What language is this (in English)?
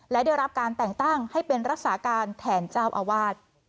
Thai